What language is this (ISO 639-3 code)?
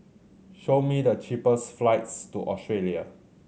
eng